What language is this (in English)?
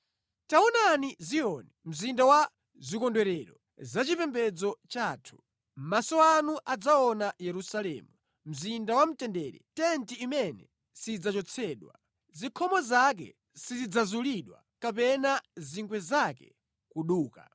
Nyanja